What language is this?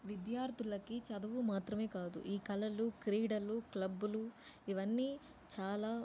Telugu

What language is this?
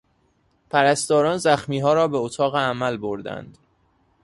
Persian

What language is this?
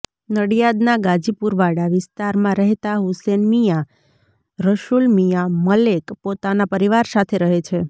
Gujarati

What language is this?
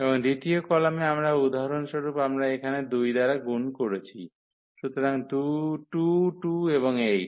Bangla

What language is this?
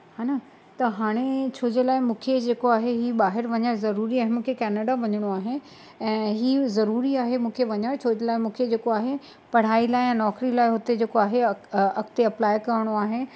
Sindhi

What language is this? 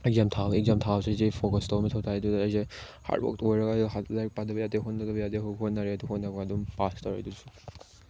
Manipuri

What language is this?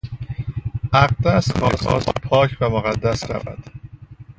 Persian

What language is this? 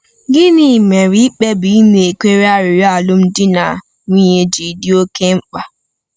Igbo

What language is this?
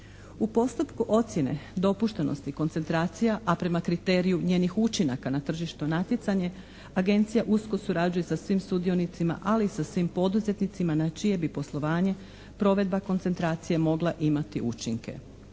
Croatian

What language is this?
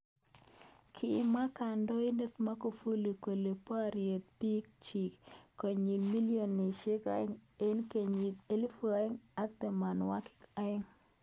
Kalenjin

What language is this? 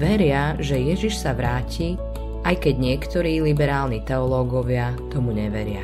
Slovak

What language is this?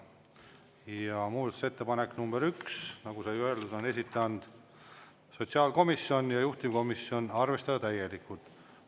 Estonian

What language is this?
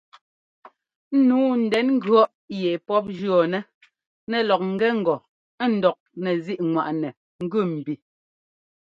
Ngomba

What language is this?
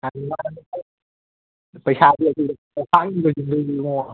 Manipuri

